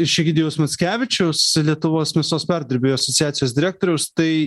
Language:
Lithuanian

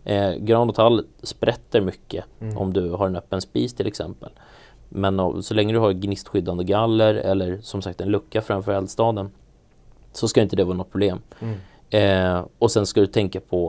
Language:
Swedish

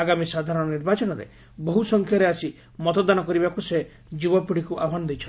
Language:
Odia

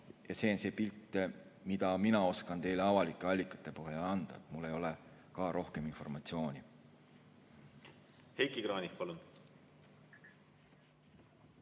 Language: Estonian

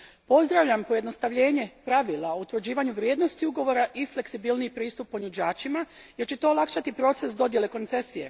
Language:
Croatian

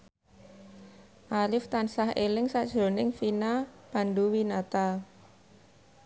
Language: Javanese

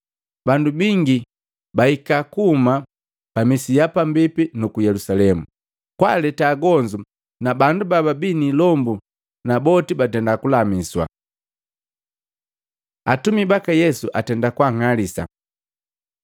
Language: Matengo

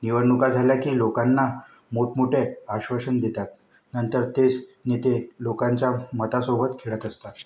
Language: Marathi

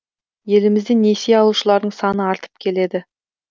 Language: Kazakh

